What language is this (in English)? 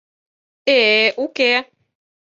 Mari